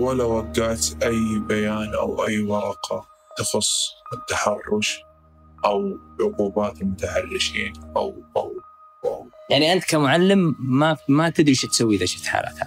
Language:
Arabic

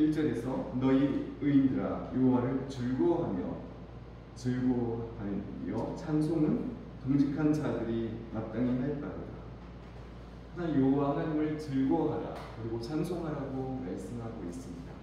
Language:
Korean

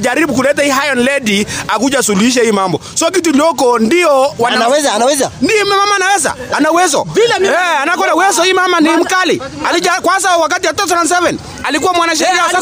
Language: Swahili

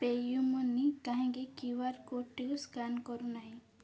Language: Odia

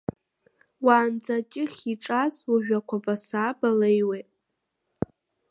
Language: Abkhazian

